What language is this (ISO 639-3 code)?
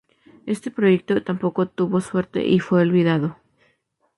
spa